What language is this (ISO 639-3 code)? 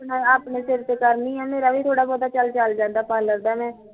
pan